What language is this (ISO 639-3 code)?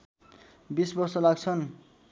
nep